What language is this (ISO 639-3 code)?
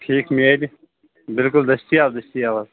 kas